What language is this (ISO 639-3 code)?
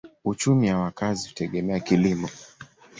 swa